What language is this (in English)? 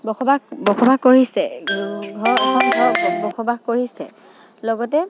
Assamese